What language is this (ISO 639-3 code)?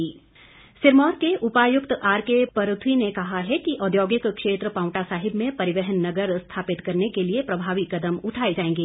hin